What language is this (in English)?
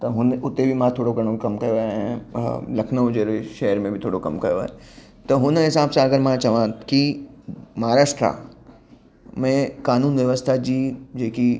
Sindhi